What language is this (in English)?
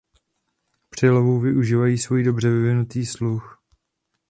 Czech